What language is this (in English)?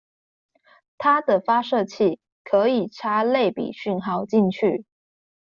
Chinese